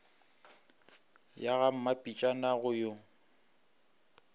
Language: Northern Sotho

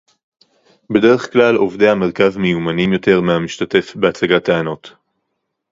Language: Hebrew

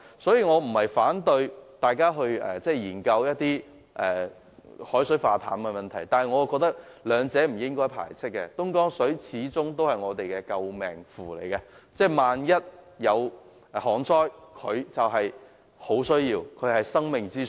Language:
Cantonese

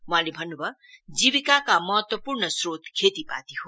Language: Nepali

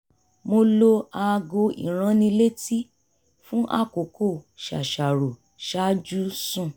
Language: Yoruba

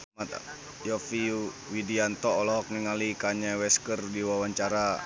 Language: Sundanese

